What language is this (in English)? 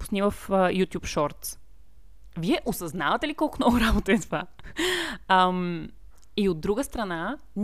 Bulgarian